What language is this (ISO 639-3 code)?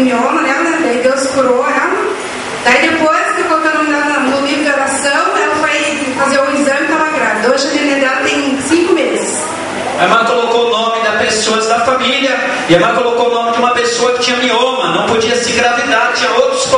por